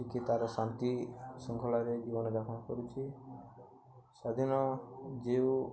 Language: Odia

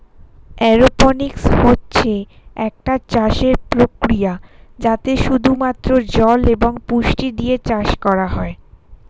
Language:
Bangla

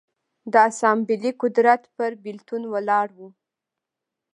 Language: Pashto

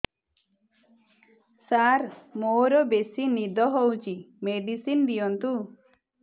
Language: Odia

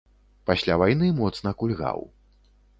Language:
Belarusian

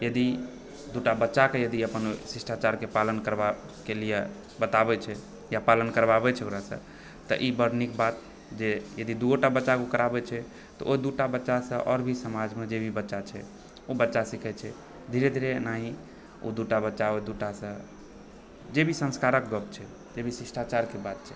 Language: Maithili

